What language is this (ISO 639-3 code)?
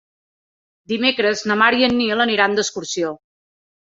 cat